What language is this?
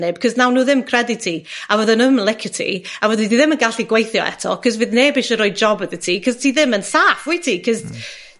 Welsh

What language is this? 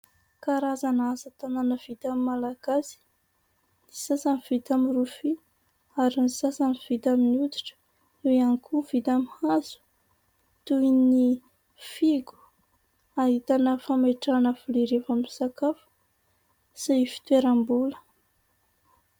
Malagasy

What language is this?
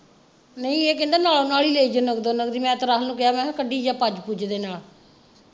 Punjabi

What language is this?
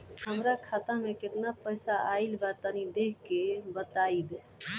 Bhojpuri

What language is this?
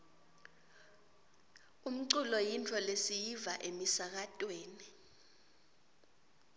Swati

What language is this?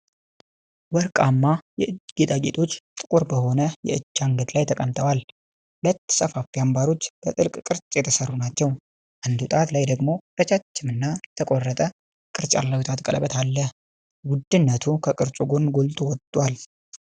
Amharic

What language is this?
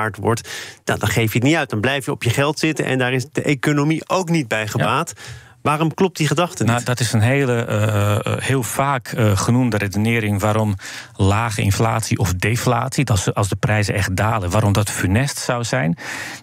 Dutch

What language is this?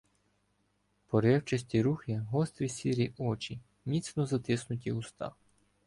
Ukrainian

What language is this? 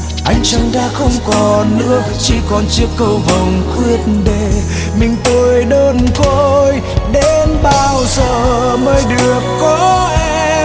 Vietnamese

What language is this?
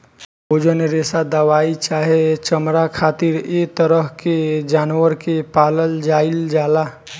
Bhojpuri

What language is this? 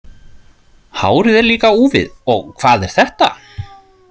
Icelandic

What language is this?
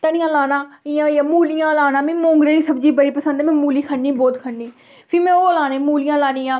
Dogri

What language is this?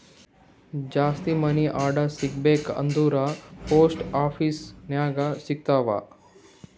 Kannada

